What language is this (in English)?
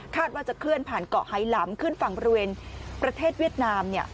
Thai